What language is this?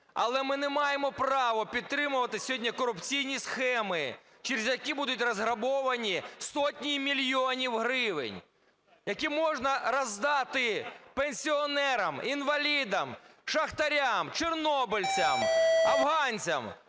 Ukrainian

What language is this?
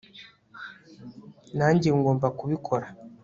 Kinyarwanda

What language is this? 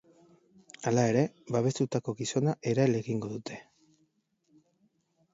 Basque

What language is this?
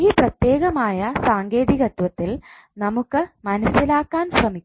Malayalam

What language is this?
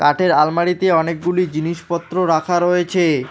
Bangla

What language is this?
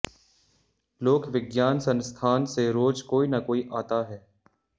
Hindi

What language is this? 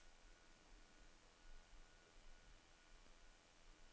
Danish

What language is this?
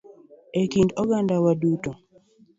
Luo (Kenya and Tanzania)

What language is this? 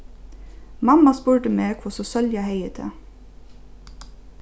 Faroese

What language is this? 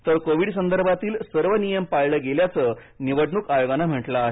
Marathi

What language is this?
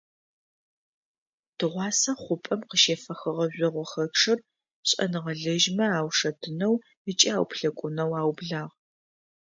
Adyghe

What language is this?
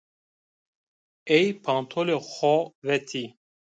Zaza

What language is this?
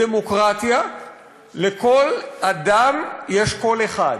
Hebrew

